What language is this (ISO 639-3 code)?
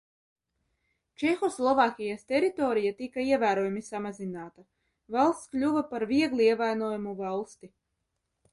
lav